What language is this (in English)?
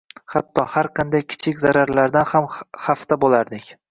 Uzbek